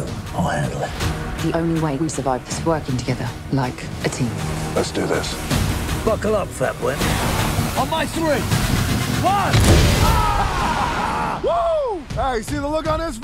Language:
English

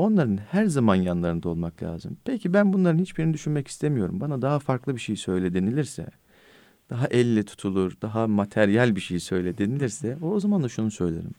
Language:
Turkish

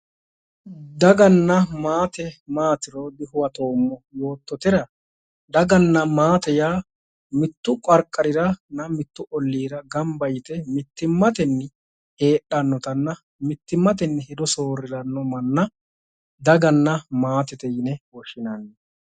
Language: Sidamo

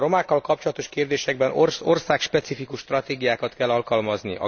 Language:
Hungarian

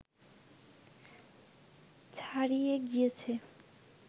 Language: Bangla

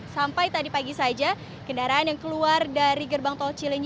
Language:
Indonesian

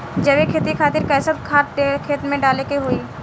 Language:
Bhojpuri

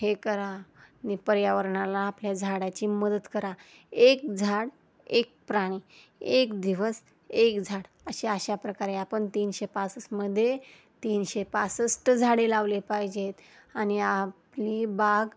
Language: Marathi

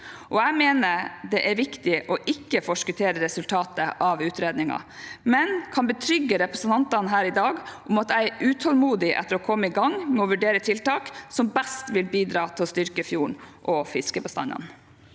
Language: Norwegian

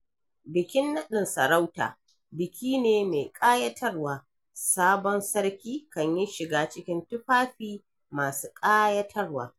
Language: Hausa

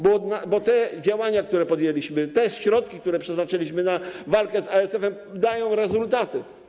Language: Polish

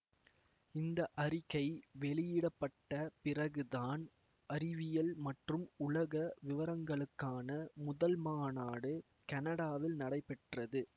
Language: Tamil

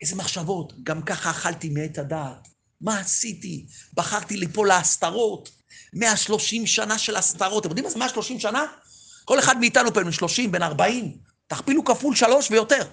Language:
Hebrew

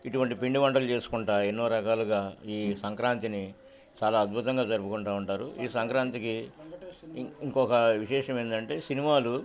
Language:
Telugu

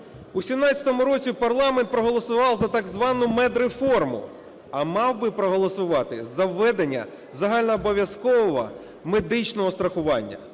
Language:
Ukrainian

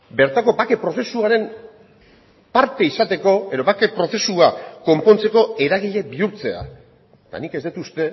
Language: Basque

